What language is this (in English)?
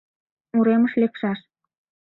Mari